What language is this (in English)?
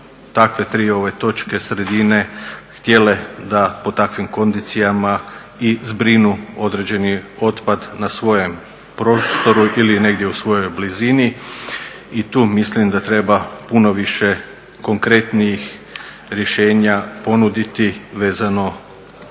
Croatian